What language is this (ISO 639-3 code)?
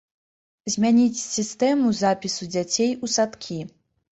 bel